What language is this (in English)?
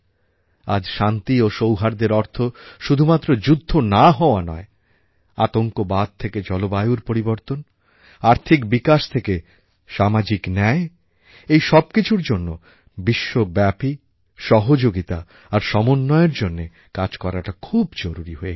Bangla